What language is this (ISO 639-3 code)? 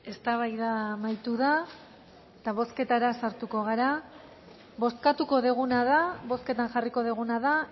eus